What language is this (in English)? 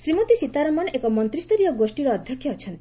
Odia